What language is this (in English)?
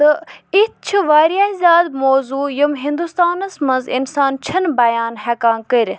Kashmiri